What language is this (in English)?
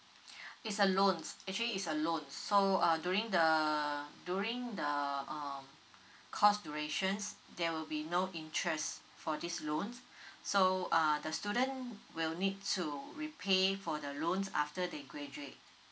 English